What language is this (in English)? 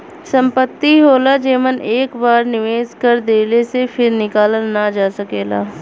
Bhojpuri